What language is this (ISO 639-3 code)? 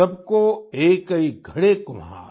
hin